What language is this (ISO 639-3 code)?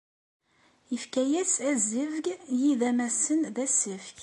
kab